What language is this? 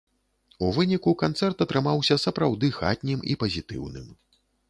Belarusian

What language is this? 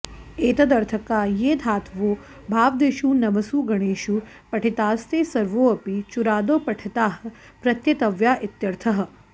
Sanskrit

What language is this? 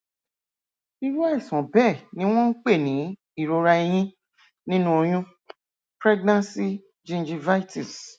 Yoruba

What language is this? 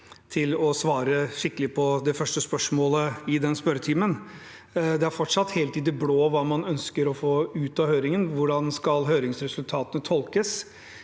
Norwegian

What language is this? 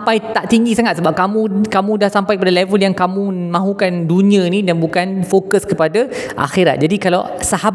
Malay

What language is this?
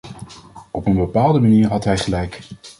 Dutch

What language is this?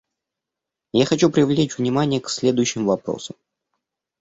Russian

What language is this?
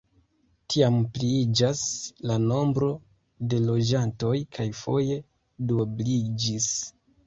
Esperanto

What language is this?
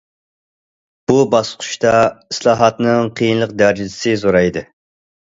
Uyghur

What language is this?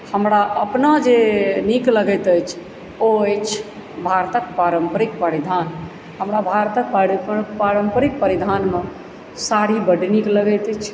Maithili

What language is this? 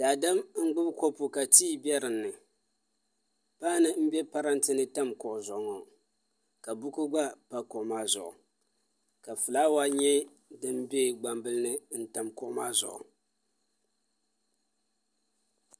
Dagbani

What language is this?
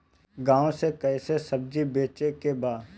Bhojpuri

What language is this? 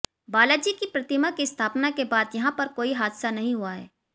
Hindi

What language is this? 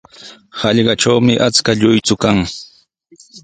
Sihuas Ancash Quechua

